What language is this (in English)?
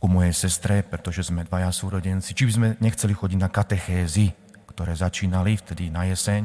Slovak